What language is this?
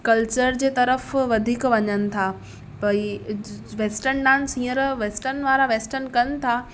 Sindhi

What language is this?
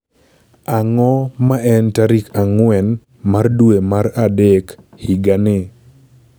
Luo (Kenya and Tanzania)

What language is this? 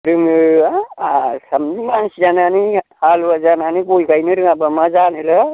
Bodo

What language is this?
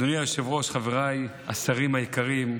Hebrew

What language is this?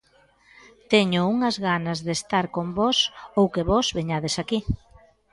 Galician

